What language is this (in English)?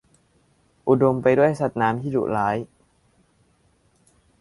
Thai